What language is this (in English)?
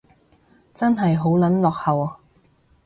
Cantonese